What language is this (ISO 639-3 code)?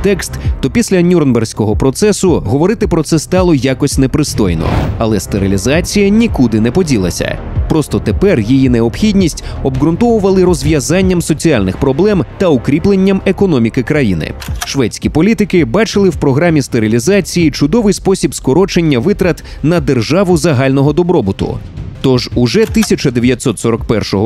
ukr